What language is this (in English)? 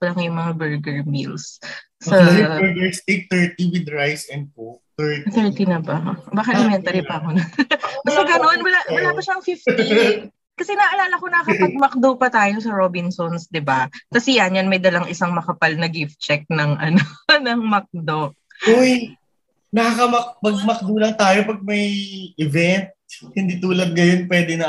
Filipino